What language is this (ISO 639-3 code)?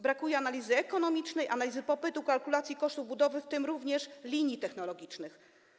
pol